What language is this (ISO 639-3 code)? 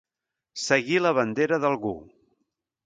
cat